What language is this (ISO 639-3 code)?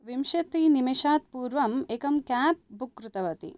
san